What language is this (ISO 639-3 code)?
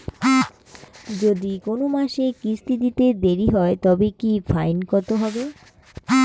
ben